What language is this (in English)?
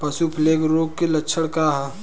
Bhojpuri